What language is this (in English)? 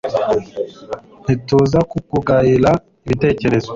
Kinyarwanda